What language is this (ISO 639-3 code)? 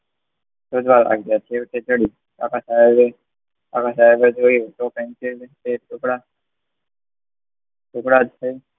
guj